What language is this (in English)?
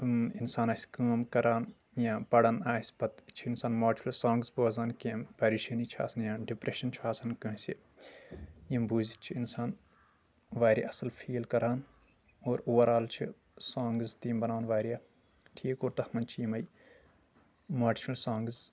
Kashmiri